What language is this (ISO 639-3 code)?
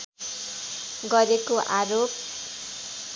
nep